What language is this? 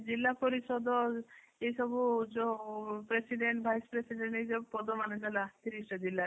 Odia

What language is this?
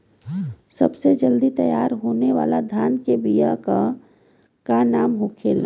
Bhojpuri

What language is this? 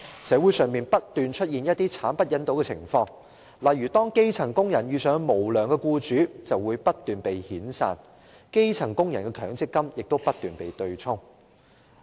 Cantonese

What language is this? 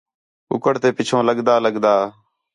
Khetrani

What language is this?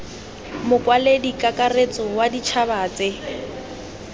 Tswana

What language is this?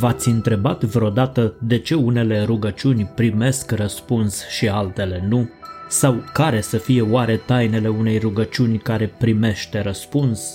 Romanian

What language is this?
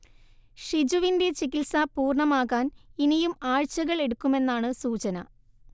Malayalam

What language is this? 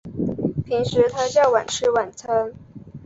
Chinese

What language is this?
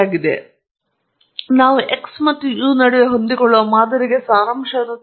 Kannada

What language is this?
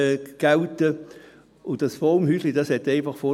Swiss German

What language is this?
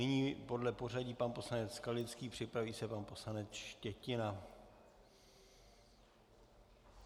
Czech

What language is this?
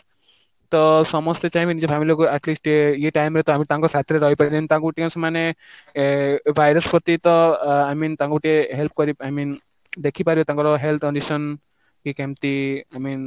Odia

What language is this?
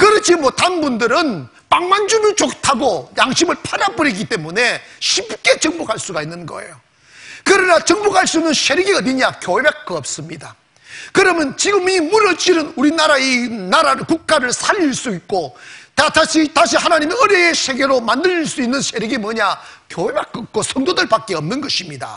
Korean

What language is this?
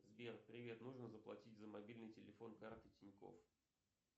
Russian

